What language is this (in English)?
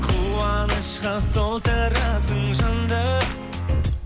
Kazakh